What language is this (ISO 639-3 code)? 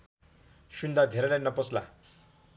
nep